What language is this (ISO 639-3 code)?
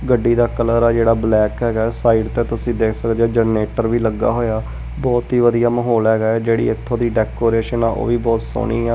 pan